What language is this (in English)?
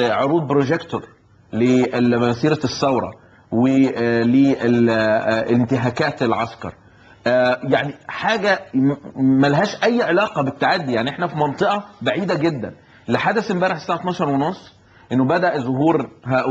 Arabic